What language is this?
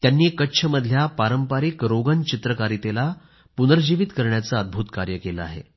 Marathi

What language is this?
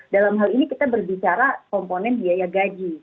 Indonesian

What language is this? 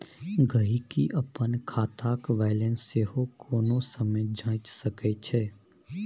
Maithili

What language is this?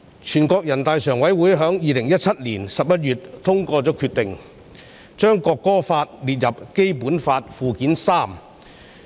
Cantonese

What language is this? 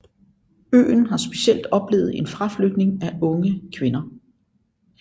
Danish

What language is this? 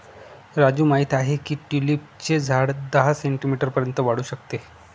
Marathi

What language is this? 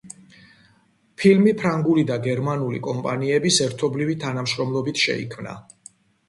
Georgian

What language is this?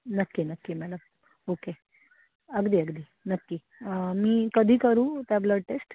Marathi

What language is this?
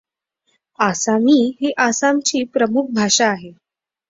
Marathi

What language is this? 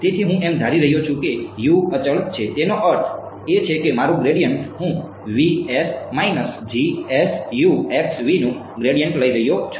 Gujarati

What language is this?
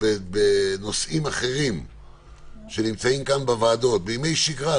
Hebrew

